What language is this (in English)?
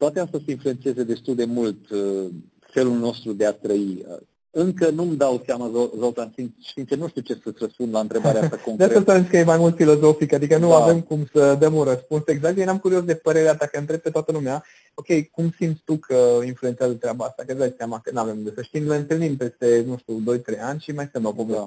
Romanian